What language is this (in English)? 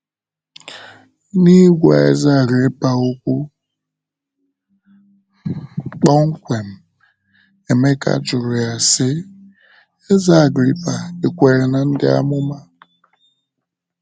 Igbo